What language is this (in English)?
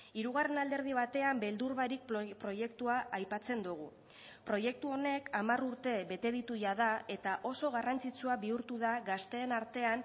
Basque